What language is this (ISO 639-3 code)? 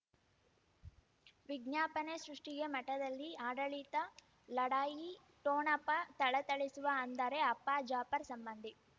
kan